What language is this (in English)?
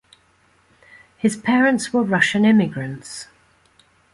English